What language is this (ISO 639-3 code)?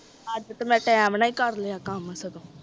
pan